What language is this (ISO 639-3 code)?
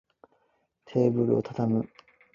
yue